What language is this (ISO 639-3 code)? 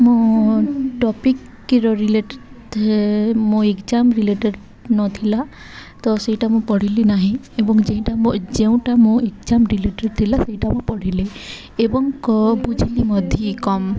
ori